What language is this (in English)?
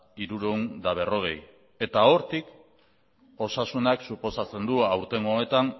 Basque